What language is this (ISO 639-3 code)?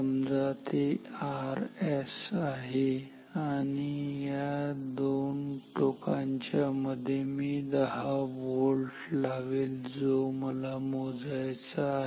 mar